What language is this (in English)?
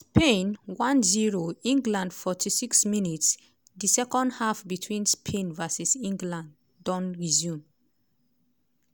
Nigerian Pidgin